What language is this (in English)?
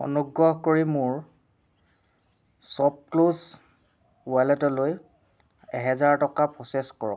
Assamese